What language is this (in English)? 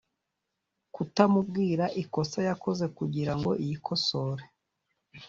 Kinyarwanda